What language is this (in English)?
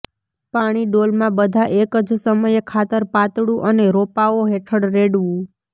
Gujarati